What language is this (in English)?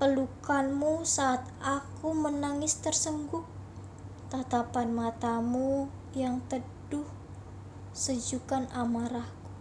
Indonesian